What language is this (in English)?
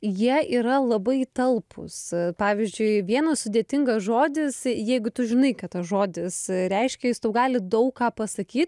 Lithuanian